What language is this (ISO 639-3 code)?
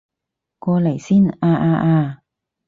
yue